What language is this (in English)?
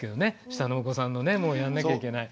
Japanese